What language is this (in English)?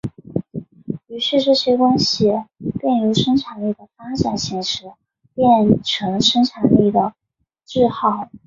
Chinese